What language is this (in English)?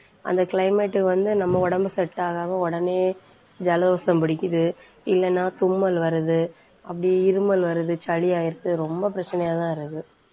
Tamil